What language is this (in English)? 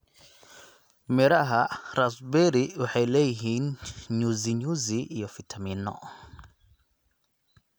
Somali